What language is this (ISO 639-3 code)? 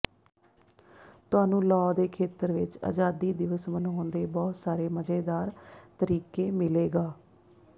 pan